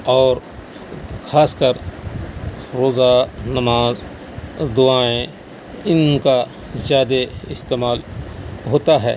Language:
Urdu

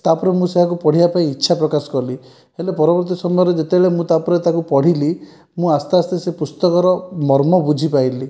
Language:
Odia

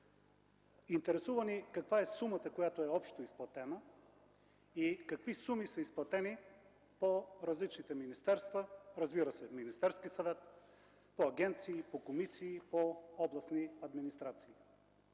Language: Bulgarian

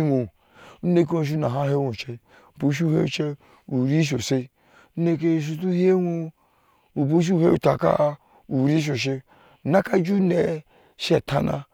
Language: Ashe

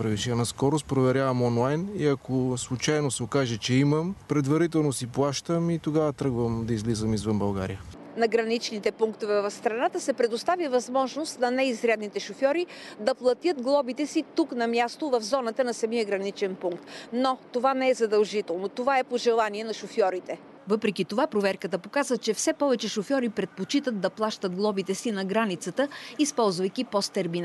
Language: Bulgarian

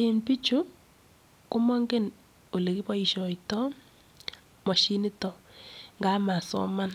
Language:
Kalenjin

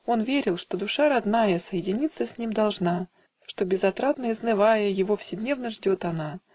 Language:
Russian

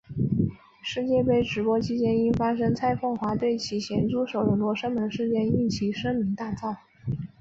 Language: Chinese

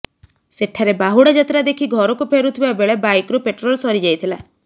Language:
Odia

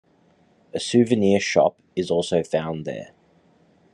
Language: English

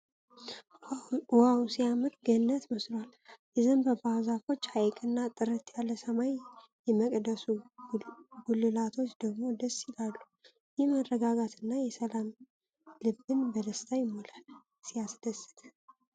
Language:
Amharic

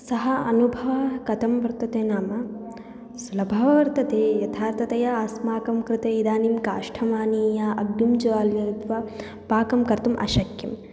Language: Sanskrit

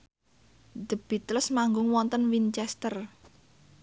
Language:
Javanese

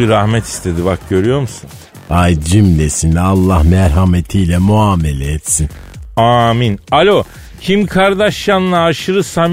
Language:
Turkish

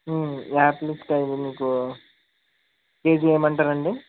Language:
Telugu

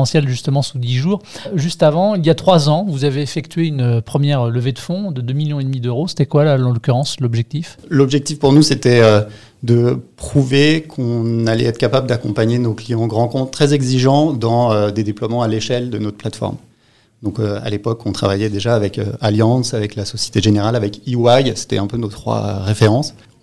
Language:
French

